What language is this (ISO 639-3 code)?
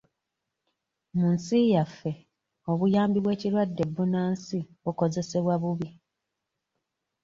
lug